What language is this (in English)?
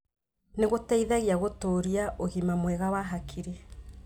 Kikuyu